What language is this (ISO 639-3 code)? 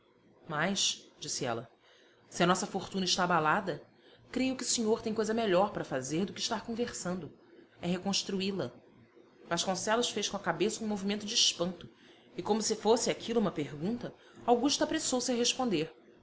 por